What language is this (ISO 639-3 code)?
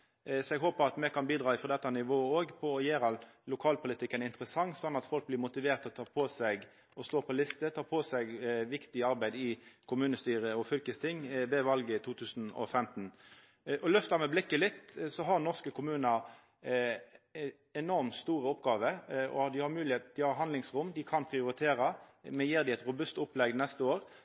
nno